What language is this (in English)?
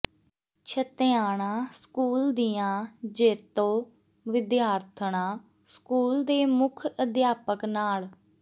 Punjabi